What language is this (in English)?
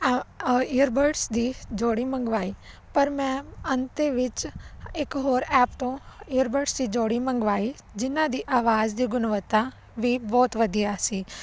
Punjabi